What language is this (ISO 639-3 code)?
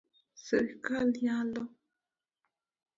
luo